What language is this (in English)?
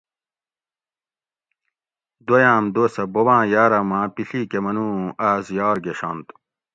Gawri